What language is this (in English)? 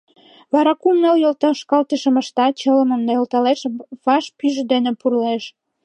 Mari